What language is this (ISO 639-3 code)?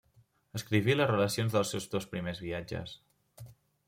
cat